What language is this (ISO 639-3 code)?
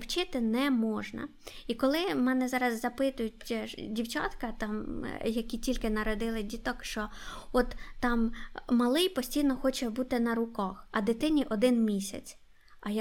ukr